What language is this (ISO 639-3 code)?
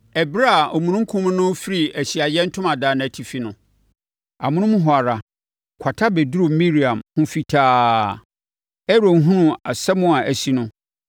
aka